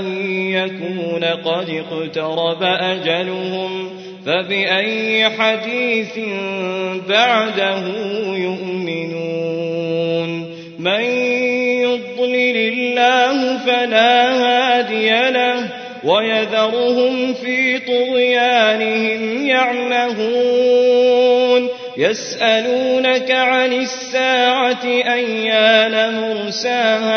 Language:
Arabic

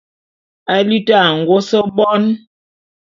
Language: Bulu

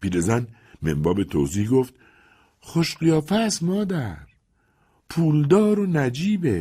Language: Persian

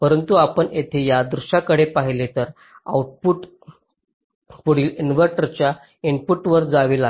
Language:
Marathi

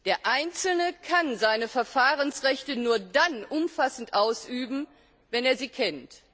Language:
German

